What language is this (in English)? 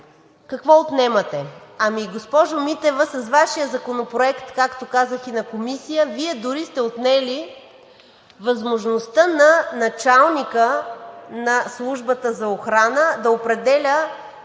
Bulgarian